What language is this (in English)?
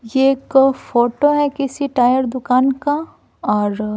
Hindi